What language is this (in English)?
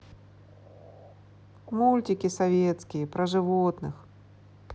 Russian